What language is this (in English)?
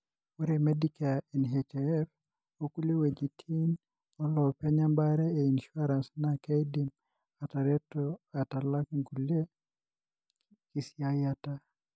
Masai